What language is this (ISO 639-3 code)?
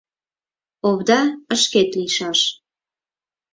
chm